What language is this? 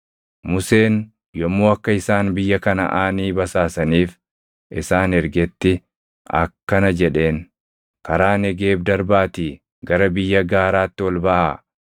Oromo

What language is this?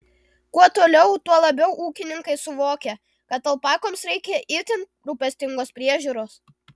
Lithuanian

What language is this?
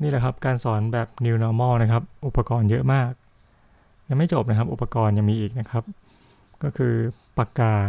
Thai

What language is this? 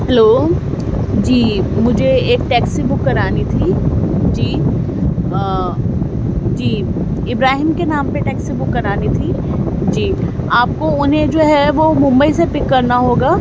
Urdu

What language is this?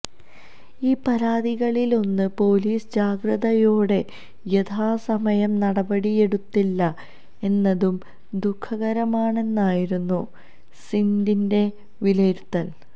Malayalam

